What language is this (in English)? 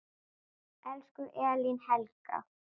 Icelandic